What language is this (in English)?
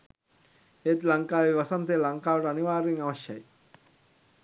Sinhala